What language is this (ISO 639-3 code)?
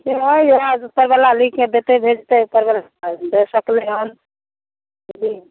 mai